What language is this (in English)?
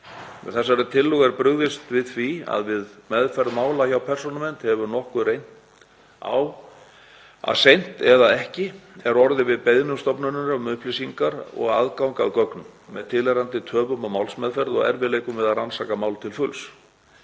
Icelandic